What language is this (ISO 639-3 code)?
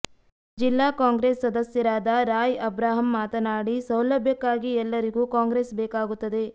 kan